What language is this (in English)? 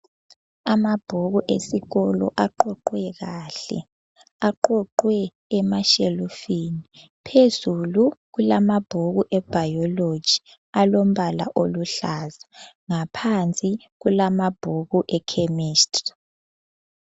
North Ndebele